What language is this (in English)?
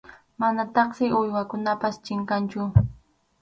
Arequipa-La Unión Quechua